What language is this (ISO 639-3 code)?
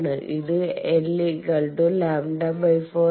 mal